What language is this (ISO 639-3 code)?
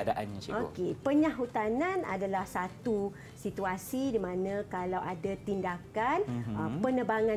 msa